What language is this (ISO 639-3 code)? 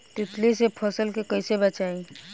bho